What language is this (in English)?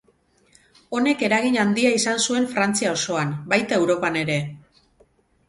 Basque